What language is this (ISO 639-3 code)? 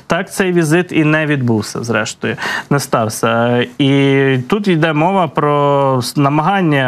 ukr